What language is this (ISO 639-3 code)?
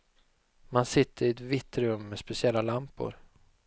swe